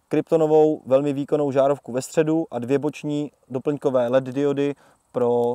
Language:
Czech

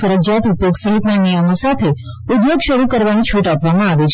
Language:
Gujarati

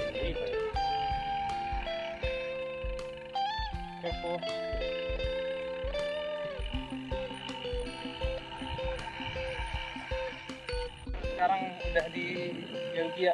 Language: Indonesian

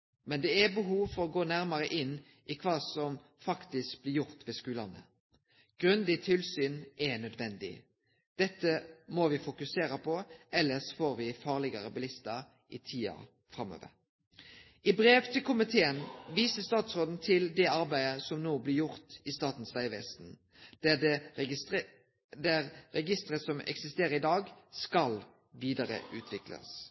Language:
Norwegian Nynorsk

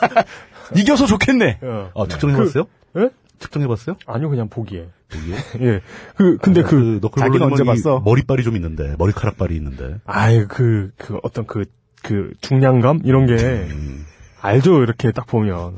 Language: Korean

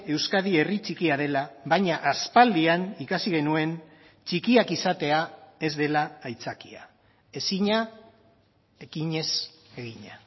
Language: Basque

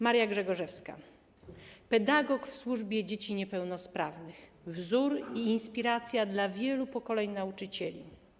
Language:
Polish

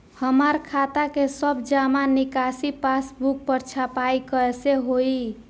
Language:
Bhojpuri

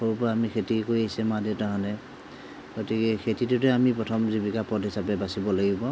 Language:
Assamese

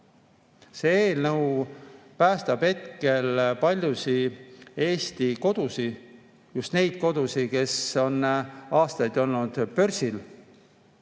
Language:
Estonian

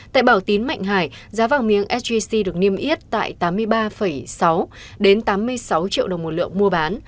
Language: Vietnamese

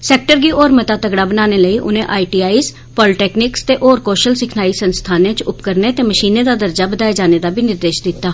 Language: Dogri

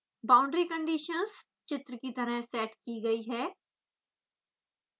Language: Hindi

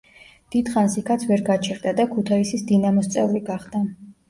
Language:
Georgian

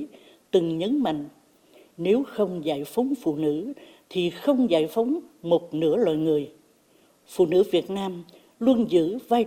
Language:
Vietnamese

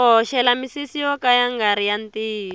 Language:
Tsonga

